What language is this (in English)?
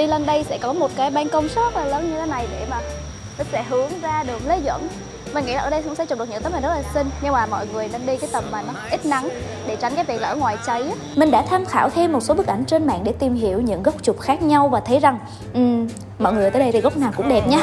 Vietnamese